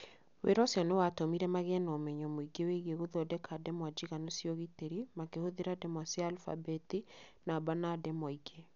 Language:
Kikuyu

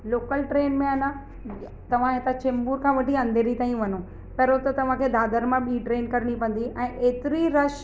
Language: Sindhi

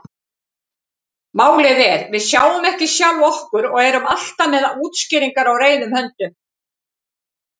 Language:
Icelandic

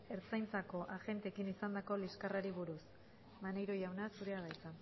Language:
Basque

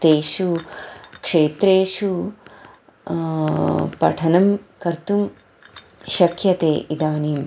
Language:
Sanskrit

